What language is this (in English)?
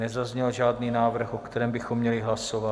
Czech